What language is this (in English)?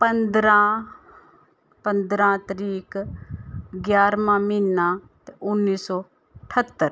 Dogri